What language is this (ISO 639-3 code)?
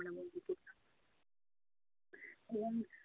ben